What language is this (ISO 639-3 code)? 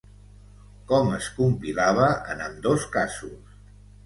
cat